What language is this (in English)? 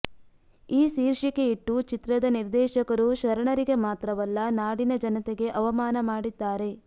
Kannada